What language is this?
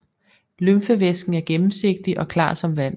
Danish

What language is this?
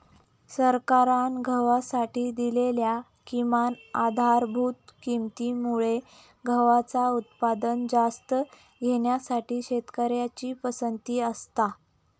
Marathi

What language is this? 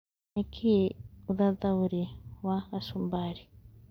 Kikuyu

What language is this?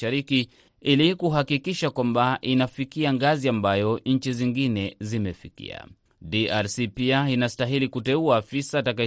Swahili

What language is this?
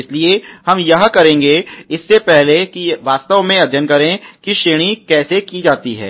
Hindi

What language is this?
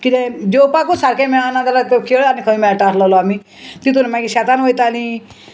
Konkani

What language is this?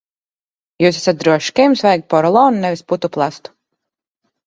Latvian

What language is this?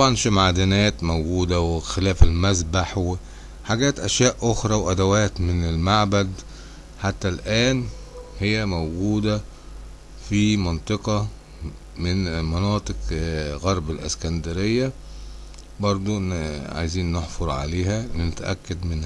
Arabic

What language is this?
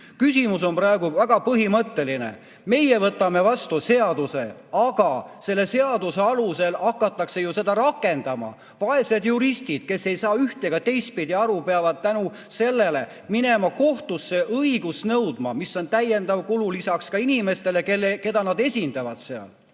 Estonian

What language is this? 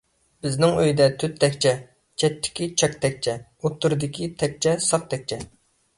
Uyghur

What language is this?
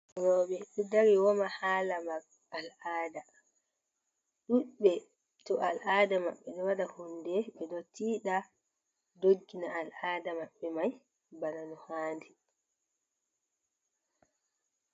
Fula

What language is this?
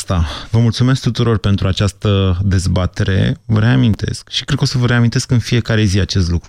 Romanian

